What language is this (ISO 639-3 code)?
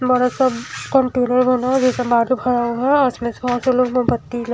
hin